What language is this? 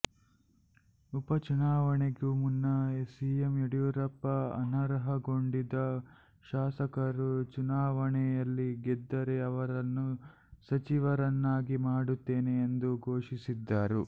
Kannada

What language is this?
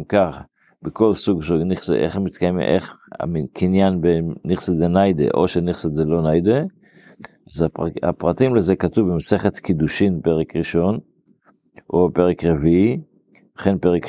Hebrew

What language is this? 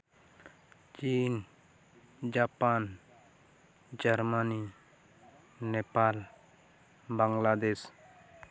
Santali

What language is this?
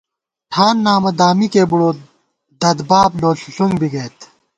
Gawar-Bati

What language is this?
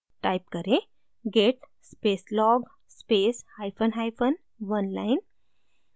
Hindi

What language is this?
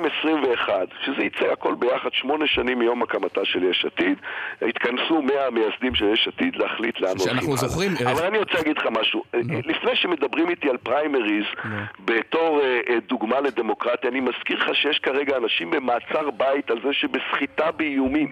Hebrew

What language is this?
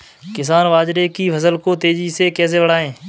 Hindi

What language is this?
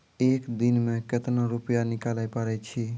Maithili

